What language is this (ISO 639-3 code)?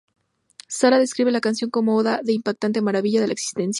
spa